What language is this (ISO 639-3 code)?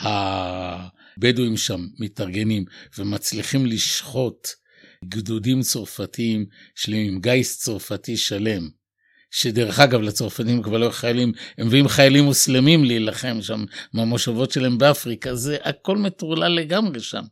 heb